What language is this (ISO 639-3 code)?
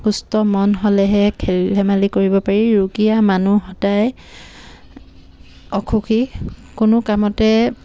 asm